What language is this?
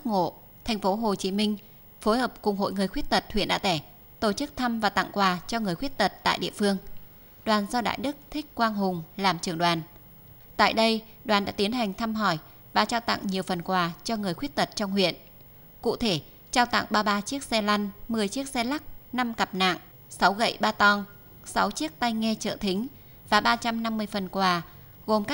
Vietnamese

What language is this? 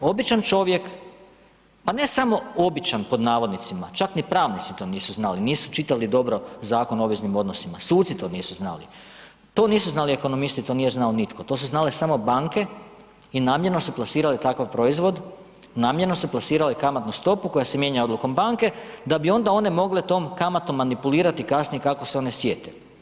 Croatian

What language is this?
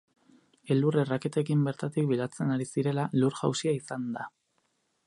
Basque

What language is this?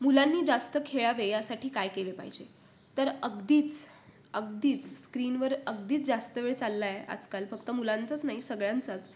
Marathi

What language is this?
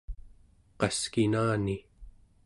Central Yupik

